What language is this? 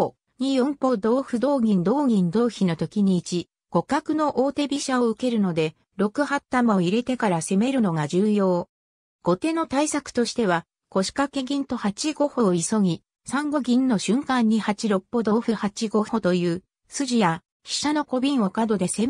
Japanese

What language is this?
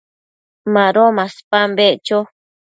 Matsés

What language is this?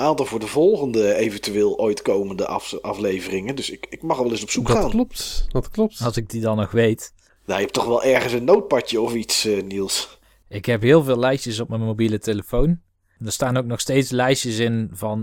Dutch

